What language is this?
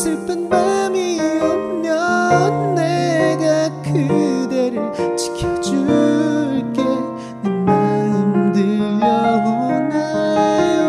Korean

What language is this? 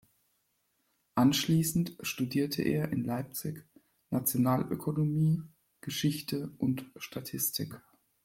German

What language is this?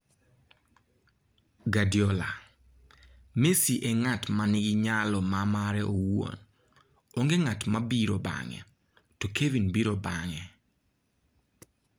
Luo (Kenya and Tanzania)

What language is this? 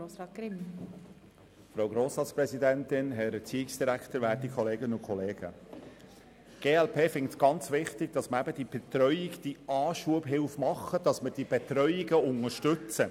Swiss German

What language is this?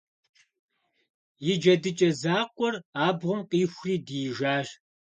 Kabardian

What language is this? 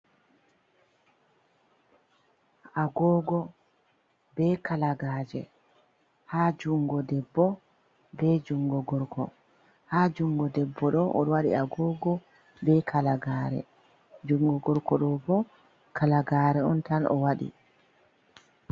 Fula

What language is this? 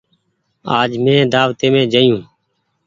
Goaria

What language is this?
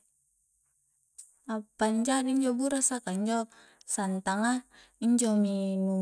Coastal Konjo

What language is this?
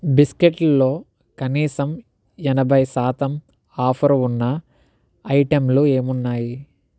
Telugu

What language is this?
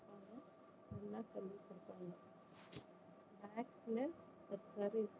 Tamil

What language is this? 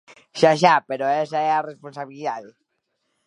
Galician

